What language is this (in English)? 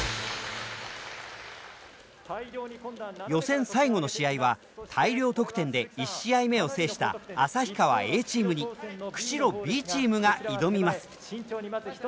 Japanese